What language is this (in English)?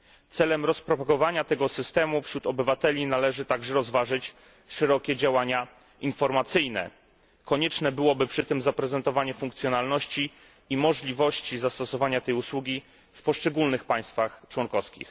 Polish